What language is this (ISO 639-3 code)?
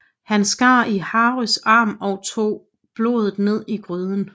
dan